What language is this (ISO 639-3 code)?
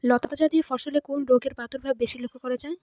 ben